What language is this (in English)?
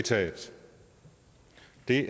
Danish